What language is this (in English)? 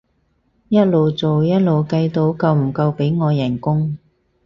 Cantonese